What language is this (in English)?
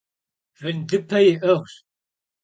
Kabardian